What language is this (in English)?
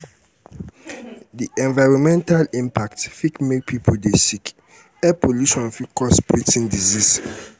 Nigerian Pidgin